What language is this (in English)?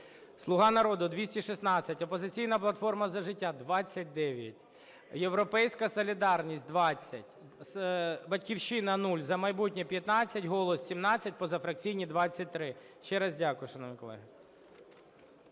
Ukrainian